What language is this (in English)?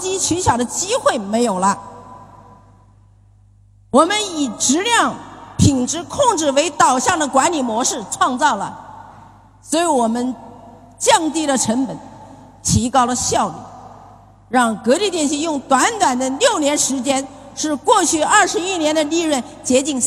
Chinese